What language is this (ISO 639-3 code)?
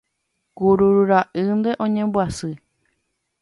grn